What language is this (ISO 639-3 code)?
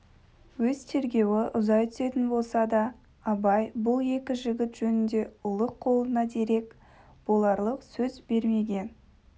kaz